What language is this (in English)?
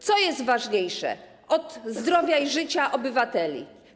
Polish